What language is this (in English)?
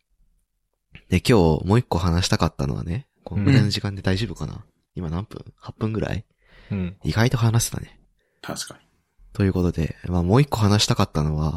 Japanese